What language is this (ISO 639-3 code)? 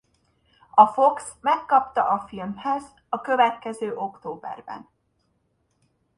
hun